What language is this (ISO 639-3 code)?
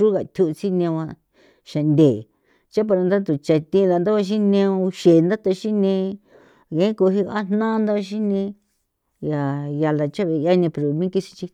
pow